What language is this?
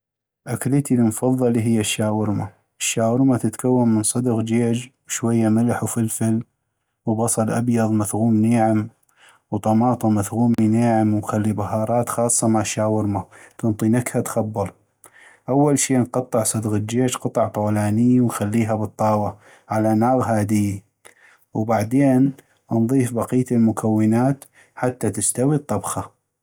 North Mesopotamian Arabic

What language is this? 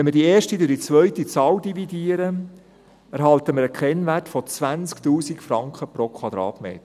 Swiss German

